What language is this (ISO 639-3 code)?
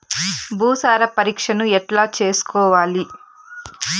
tel